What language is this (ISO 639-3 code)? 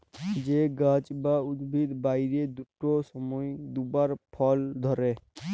ben